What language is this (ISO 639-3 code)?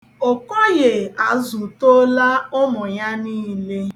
ibo